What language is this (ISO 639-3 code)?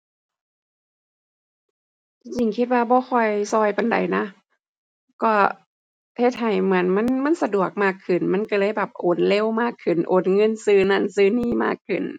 tha